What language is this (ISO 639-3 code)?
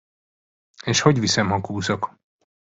hun